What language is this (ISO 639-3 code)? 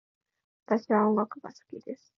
jpn